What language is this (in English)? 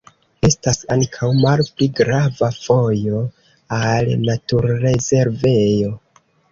Esperanto